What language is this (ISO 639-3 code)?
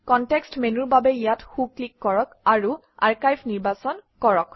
asm